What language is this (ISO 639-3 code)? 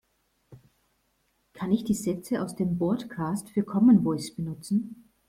deu